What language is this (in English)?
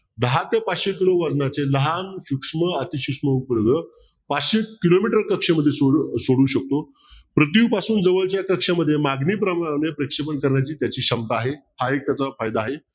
Marathi